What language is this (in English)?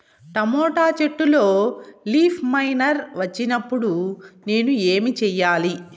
Telugu